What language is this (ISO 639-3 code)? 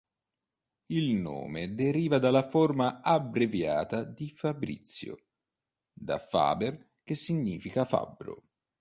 ita